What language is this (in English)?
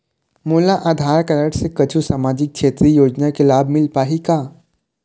Chhattisgarhi